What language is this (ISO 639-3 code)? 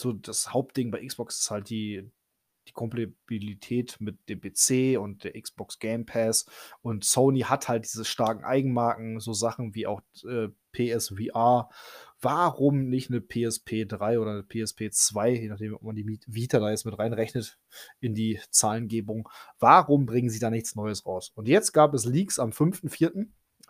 deu